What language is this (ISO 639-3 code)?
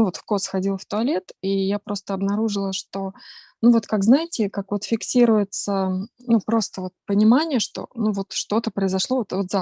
rus